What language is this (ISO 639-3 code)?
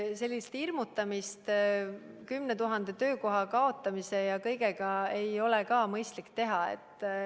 est